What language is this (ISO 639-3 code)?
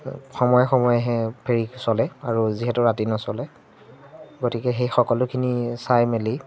asm